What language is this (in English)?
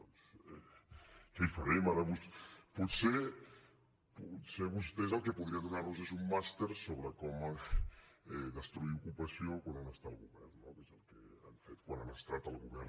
Catalan